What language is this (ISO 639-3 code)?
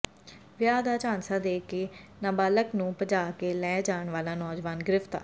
pan